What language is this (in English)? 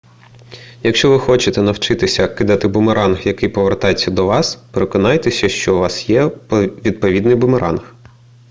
Ukrainian